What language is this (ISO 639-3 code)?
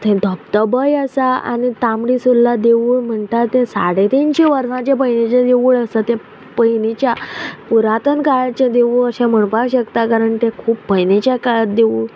kok